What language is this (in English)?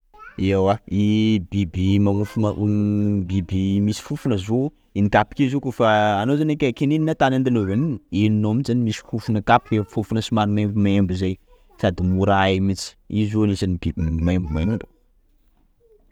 Sakalava Malagasy